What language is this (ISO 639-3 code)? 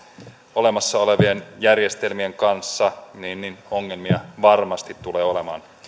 fin